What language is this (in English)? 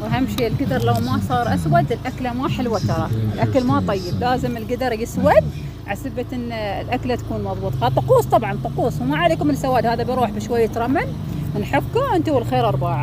Arabic